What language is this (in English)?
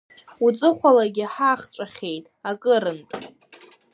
Abkhazian